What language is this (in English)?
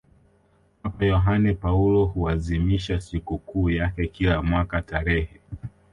Swahili